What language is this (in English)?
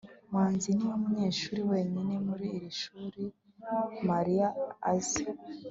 Kinyarwanda